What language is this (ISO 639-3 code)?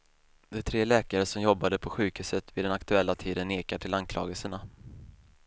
swe